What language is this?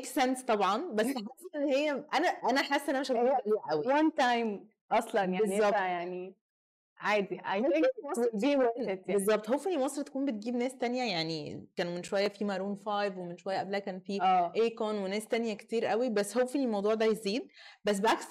Arabic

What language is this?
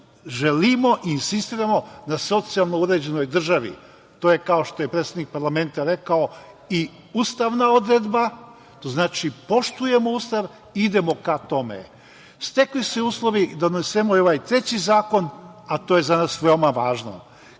Serbian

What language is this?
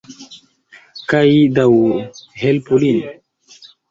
Esperanto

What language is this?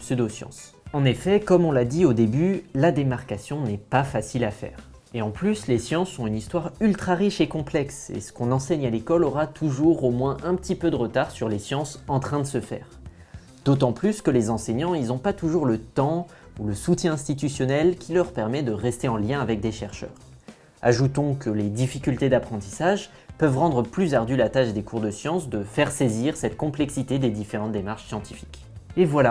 French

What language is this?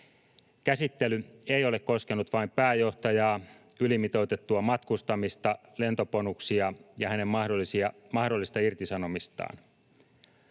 Finnish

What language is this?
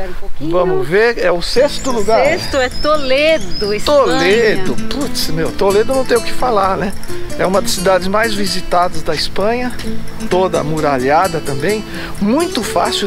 Portuguese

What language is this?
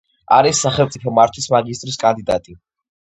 Georgian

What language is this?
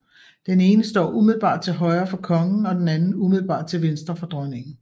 Danish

